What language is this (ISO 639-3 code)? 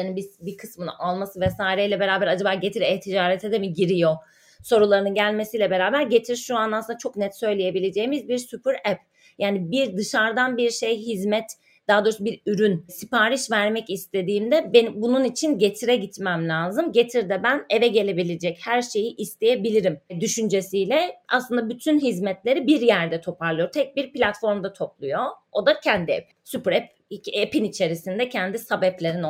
tur